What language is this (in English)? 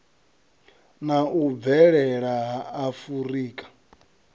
Venda